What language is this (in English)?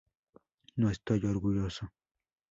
Spanish